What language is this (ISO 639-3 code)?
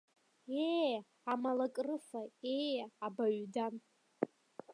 abk